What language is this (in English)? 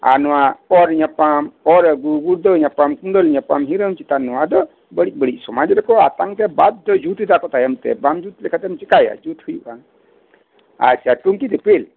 Santali